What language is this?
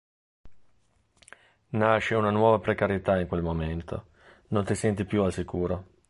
Italian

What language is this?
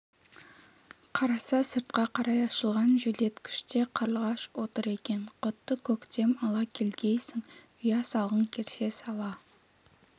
Kazakh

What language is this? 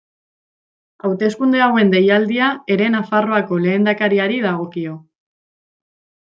Basque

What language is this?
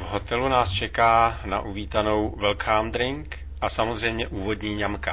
Czech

